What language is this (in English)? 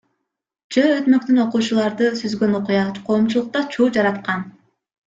Kyrgyz